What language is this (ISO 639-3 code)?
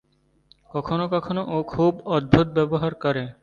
ben